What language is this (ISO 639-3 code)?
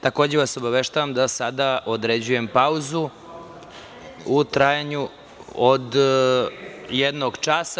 srp